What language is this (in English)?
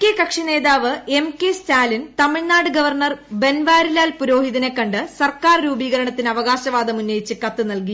Malayalam